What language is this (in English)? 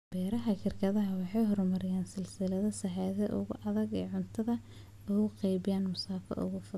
Somali